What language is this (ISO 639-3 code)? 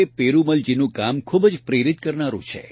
guj